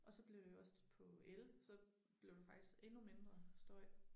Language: Danish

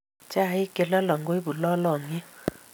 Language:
Kalenjin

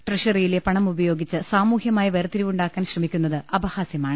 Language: Malayalam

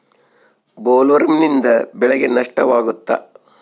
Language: Kannada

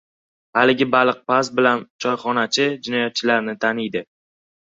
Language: Uzbek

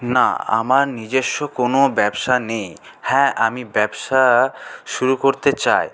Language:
Bangla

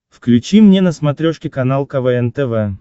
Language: Russian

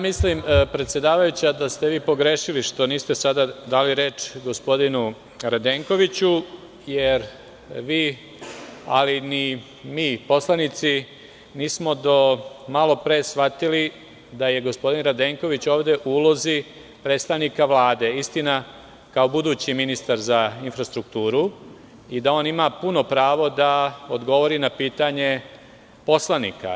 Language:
Serbian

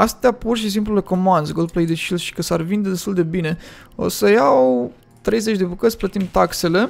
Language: Romanian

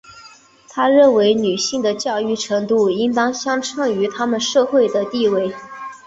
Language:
Chinese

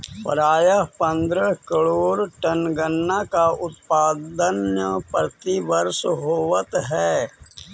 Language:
Magahi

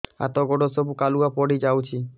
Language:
Odia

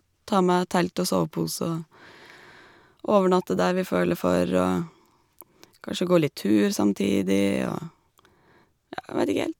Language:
Norwegian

